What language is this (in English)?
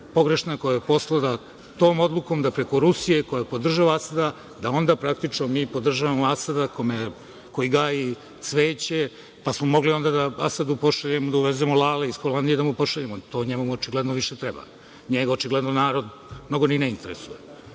Serbian